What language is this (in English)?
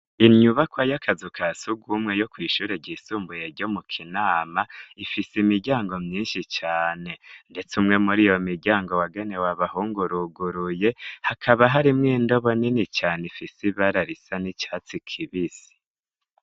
Rundi